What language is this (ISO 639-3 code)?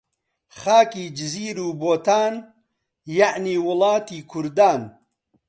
ckb